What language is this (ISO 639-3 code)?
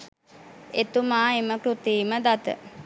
sin